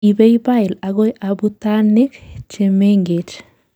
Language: Kalenjin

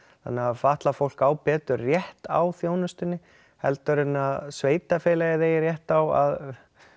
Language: Icelandic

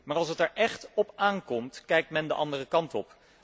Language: Dutch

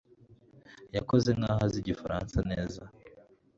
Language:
Kinyarwanda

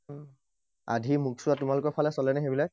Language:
Assamese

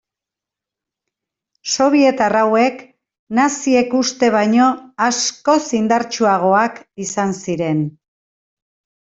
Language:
Basque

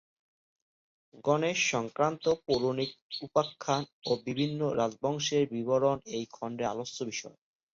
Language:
Bangla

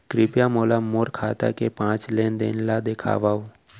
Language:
Chhattisgarhi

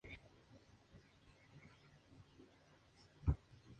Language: Spanish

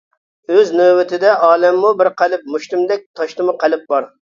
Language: Uyghur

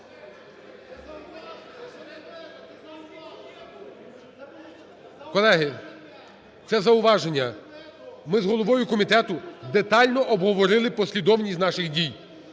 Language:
Ukrainian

